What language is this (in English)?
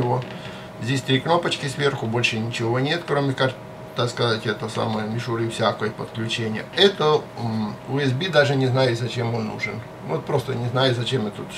Russian